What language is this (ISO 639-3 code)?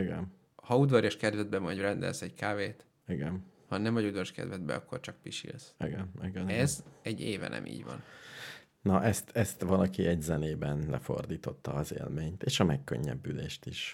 hun